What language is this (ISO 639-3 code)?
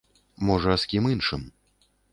bel